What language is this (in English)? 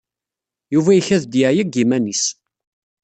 Kabyle